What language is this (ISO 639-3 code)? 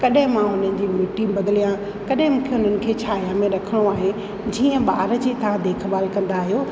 snd